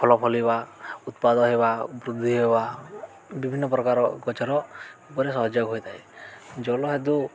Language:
Odia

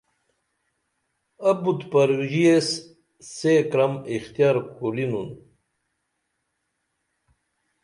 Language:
Dameli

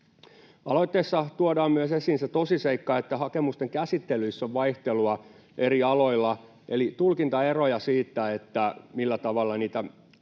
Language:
Finnish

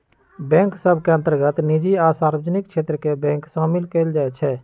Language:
Magahi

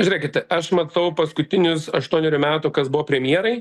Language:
Lithuanian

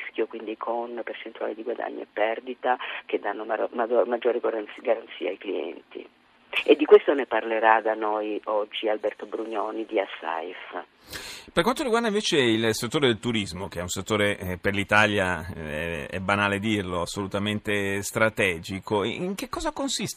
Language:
Italian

